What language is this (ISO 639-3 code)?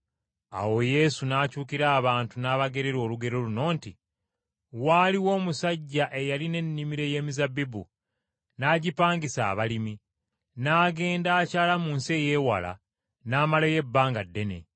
lug